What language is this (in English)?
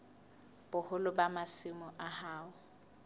Southern Sotho